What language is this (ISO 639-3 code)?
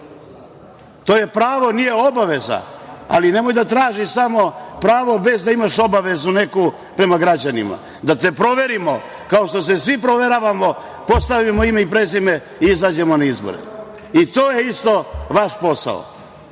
srp